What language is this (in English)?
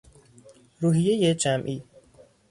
Persian